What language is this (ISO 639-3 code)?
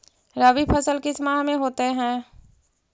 mag